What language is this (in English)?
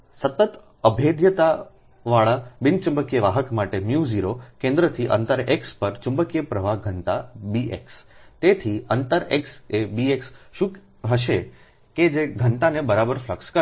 Gujarati